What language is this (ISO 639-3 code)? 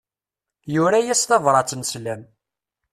kab